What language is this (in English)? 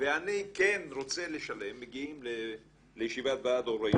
Hebrew